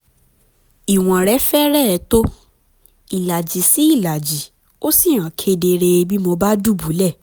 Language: Yoruba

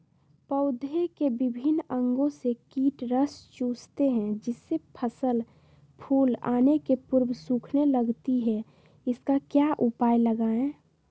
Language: Magahi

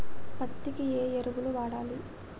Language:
Telugu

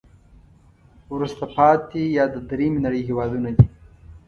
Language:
Pashto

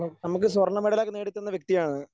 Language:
Malayalam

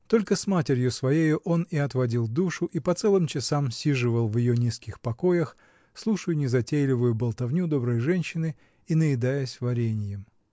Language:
Russian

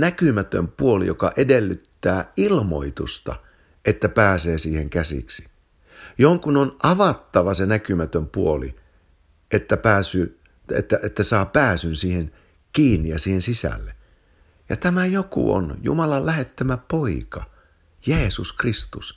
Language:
Finnish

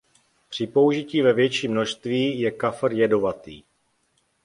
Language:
Czech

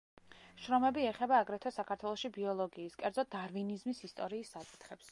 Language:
Georgian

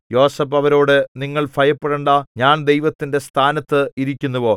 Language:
Malayalam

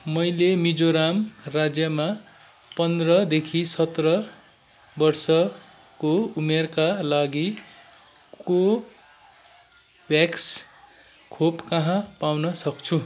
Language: Nepali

